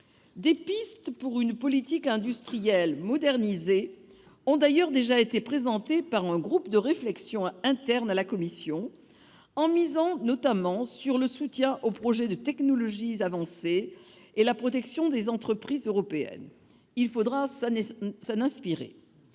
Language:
French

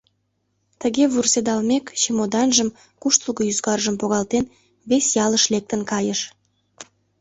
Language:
Mari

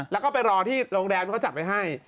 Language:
Thai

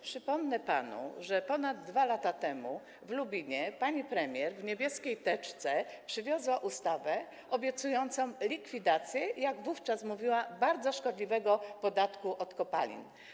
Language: Polish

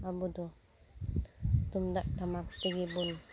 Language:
Santali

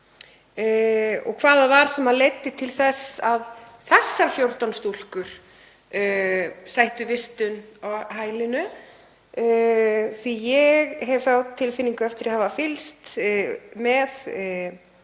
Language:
Icelandic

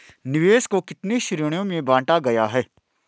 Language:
Hindi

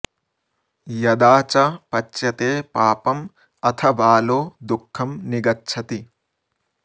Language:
Sanskrit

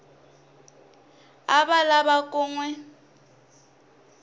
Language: Tsonga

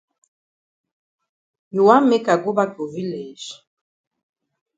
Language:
Cameroon Pidgin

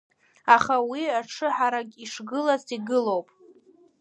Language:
Abkhazian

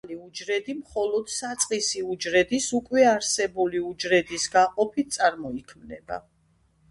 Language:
Georgian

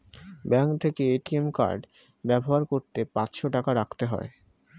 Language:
Bangla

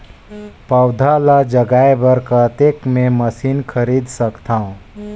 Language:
Chhattisgarhi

